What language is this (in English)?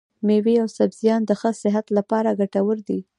Pashto